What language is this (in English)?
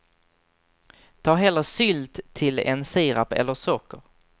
Swedish